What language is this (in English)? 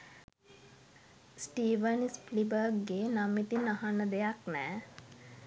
Sinhala